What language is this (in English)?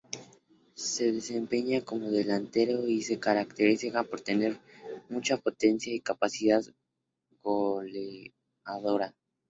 Spanish